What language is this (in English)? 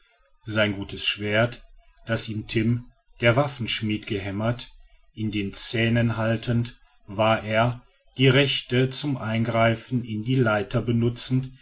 German